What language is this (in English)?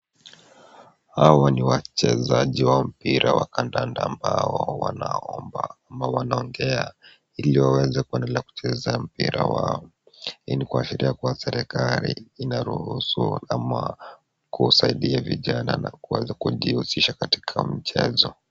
Swahili